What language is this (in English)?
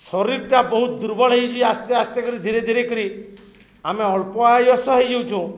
Odia